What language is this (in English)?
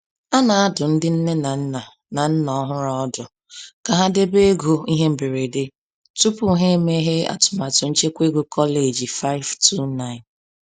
Igbo